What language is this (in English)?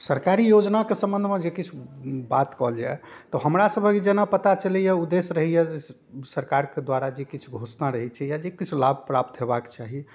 Maithili